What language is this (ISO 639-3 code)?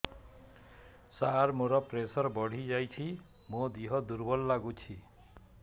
ori